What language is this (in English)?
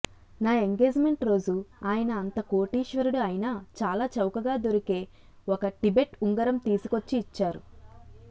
Telugu